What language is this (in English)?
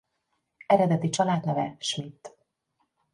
Hungarian